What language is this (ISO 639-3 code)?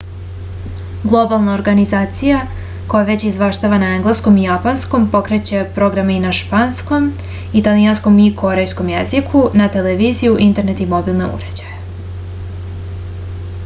srp